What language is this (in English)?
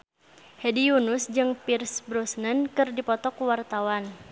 Sundanese